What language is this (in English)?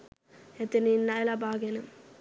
Sinhala